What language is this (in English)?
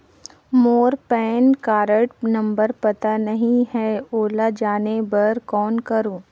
Chhattisgarhi